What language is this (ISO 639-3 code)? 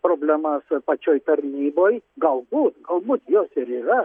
lit